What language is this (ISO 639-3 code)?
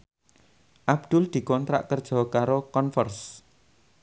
jav